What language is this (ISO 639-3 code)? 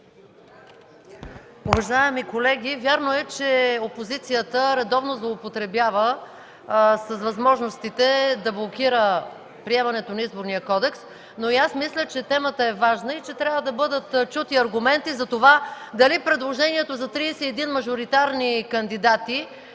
bul